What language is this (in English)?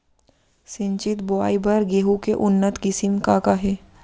Chhattisgarhi